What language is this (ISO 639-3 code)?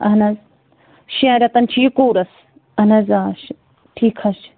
kas